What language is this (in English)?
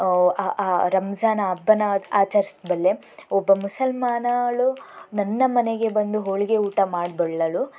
Kannada